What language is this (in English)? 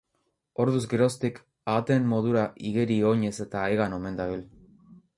Basque